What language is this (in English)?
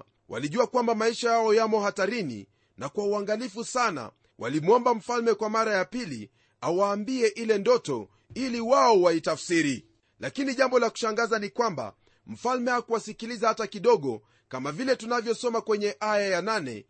Swahili